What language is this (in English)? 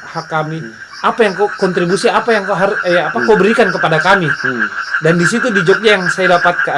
Indonesian